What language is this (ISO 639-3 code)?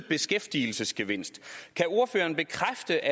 dan